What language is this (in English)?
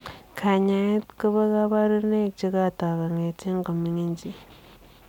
Kalenjin